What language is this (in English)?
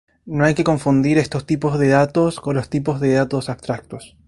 Spanish